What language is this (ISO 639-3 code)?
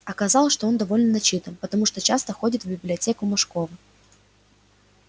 rus